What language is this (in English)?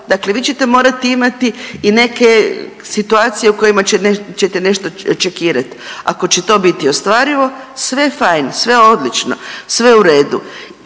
Croatian